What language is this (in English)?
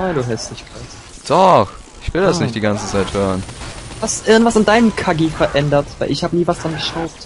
German